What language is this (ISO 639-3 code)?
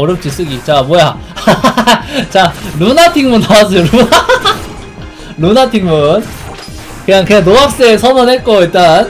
kor